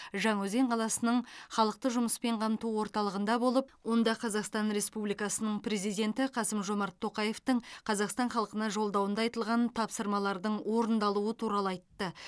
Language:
Kazakh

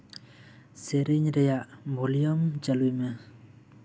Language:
Santali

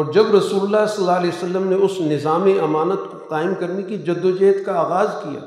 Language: Urdu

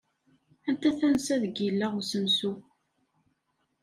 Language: Kabyle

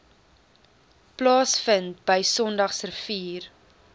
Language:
Afrikaans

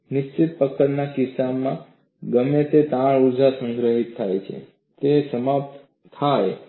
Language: Gujarati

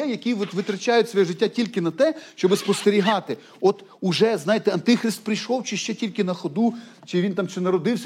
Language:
Ukrainian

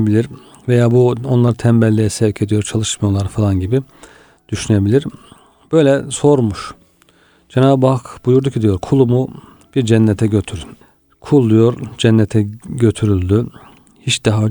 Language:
Turkish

